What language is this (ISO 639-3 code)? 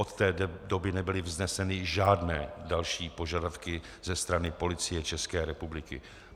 ces